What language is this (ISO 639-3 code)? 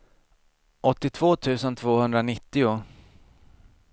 swe